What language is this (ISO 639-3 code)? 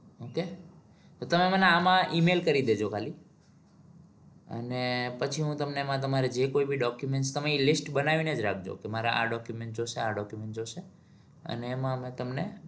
guj